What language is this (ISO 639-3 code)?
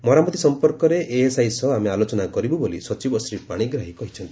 ori